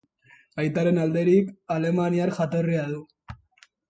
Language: Basque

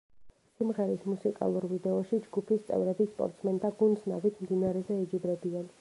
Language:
Georgian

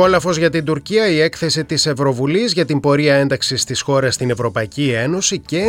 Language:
Greek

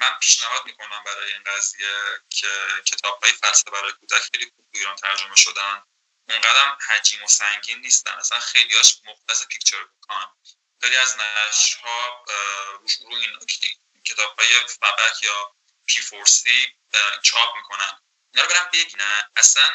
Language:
Persian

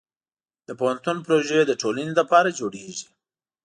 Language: Pashto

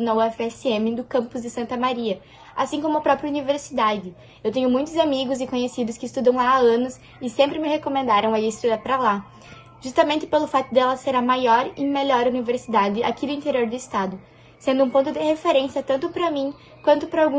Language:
Portuguese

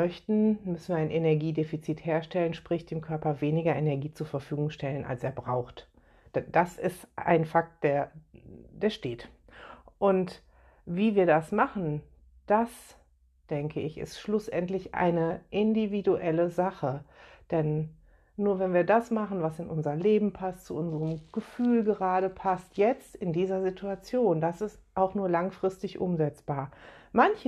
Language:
German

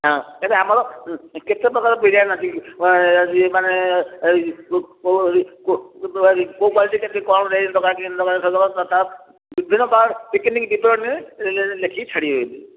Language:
Odia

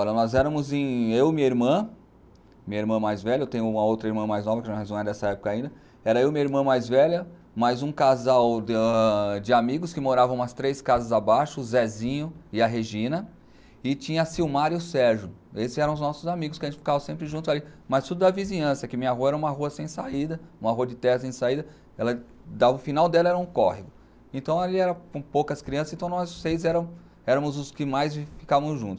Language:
Portuguese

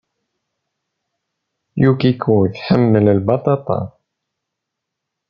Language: Kabyle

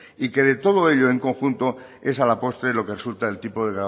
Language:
Spanish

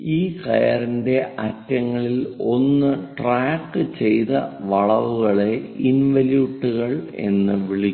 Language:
Malayalam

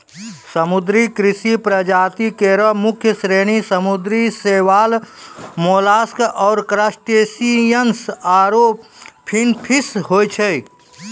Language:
Maithili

